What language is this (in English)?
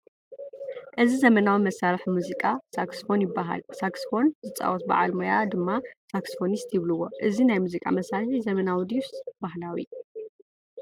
Tigrinya